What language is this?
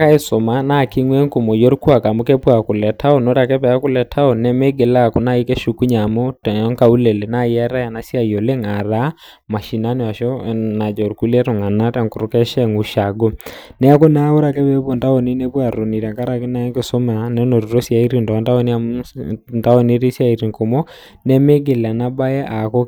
Masai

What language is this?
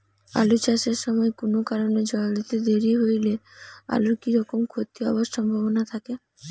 Bangla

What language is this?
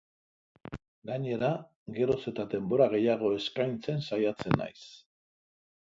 Basque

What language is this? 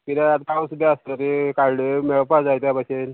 Konkani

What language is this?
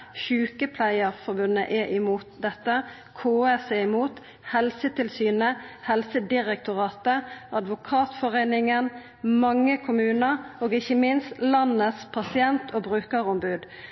Norwegian Nynorsk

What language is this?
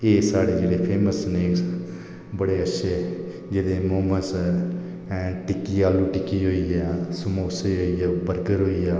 Dogri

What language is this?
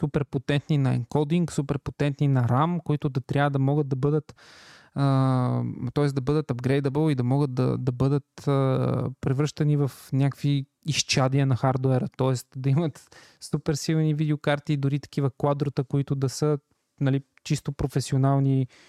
Bulgarian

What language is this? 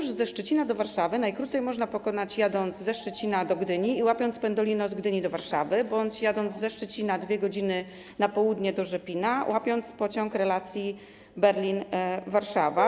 Polish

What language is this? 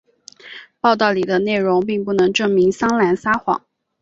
Chinese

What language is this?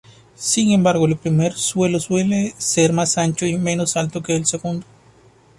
Spanish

